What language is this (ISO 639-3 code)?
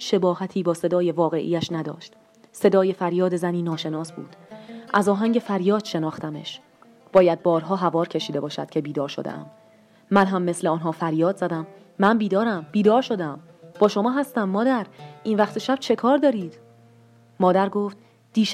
fas